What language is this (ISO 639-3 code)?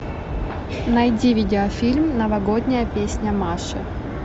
rus